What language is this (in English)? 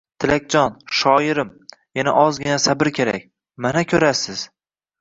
Uzbek